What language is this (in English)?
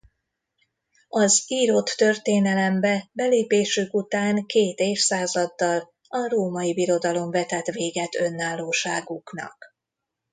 Hungarian